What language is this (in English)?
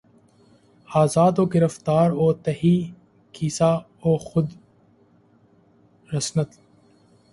Urdu